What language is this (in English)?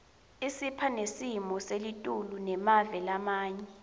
Swati